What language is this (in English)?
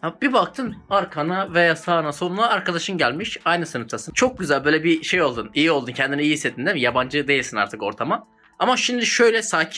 Turkish